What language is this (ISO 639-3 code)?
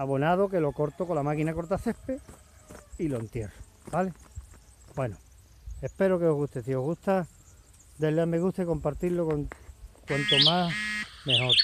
spa